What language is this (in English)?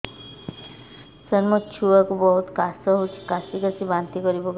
Odia